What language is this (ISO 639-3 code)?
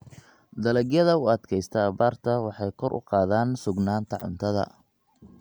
som